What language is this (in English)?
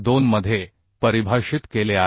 Marathi